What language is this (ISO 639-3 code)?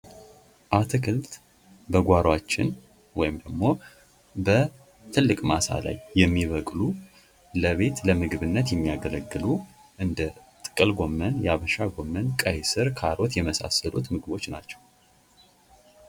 amh